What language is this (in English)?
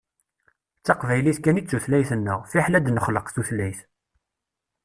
Kabyle